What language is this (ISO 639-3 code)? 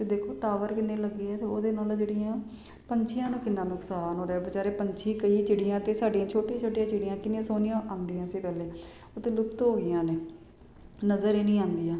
pan